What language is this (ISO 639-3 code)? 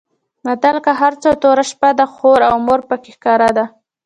pus